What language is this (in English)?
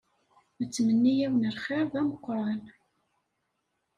Kabyle